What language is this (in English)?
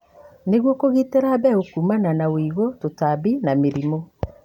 Kikuyu